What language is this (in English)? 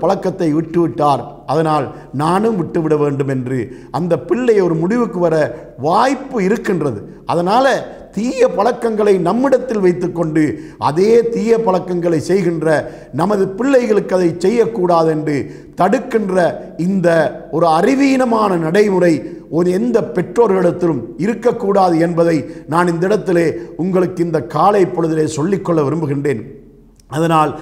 Arabic